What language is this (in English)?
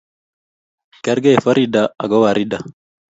Kalenjin